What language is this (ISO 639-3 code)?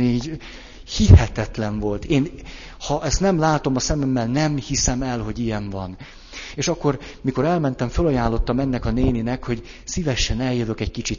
hun